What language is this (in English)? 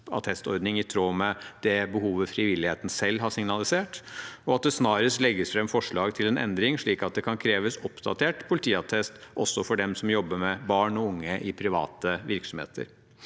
Norwegian